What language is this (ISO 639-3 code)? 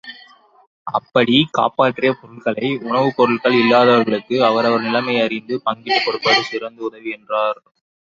tam